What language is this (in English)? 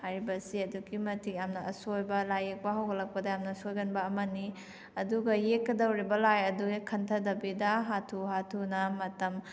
Manipuri